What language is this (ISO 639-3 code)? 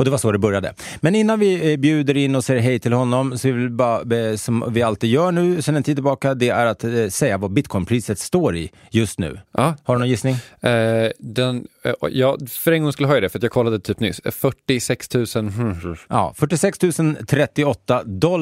swe